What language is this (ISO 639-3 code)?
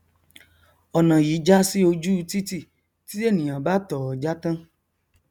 yor